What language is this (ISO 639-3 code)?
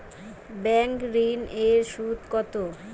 ben